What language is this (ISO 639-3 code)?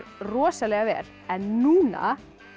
isl